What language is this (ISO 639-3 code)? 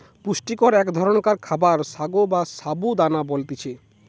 ben